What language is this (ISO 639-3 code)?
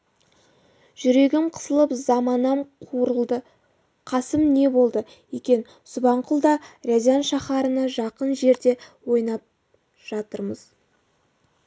kaz